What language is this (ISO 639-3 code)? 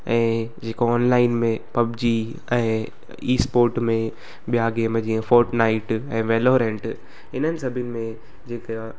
snd